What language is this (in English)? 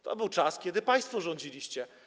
Polish